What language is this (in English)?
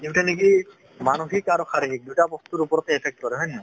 Assamese